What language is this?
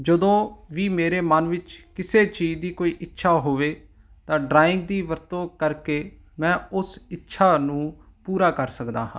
Punjabi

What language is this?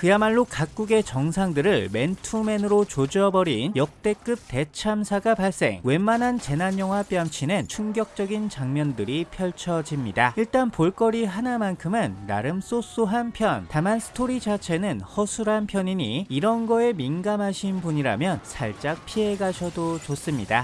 Korean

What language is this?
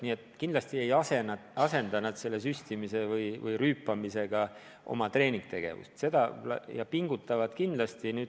Estonian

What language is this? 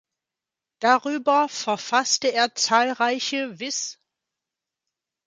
German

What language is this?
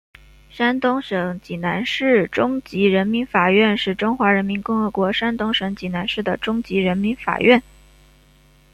Chinese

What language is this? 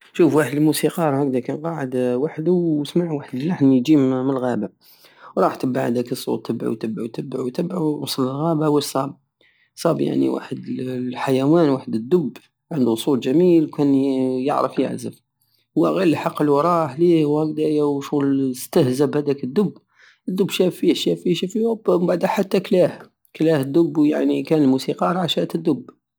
Algerian Saharan Arabic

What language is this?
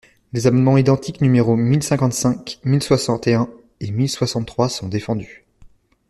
French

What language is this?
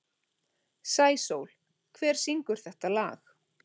Icelandic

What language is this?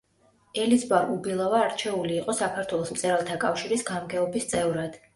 Georgian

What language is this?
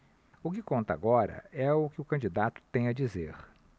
Portuguese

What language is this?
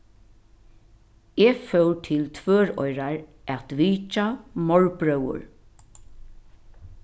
Faroese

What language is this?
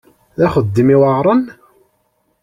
Kabyle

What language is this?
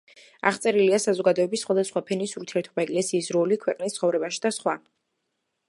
Georgian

